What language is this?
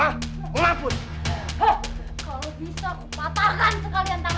Indonesian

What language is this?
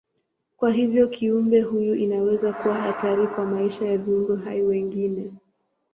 Swahili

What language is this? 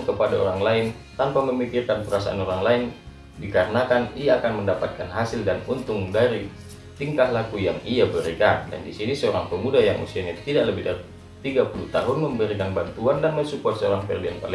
Indonesian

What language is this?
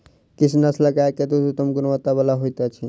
Maithili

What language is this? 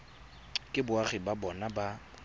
Tswana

